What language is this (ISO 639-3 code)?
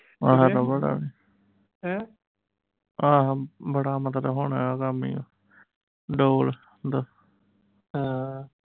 pan